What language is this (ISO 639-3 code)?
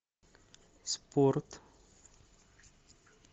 rus